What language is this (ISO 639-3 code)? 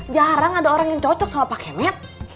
ind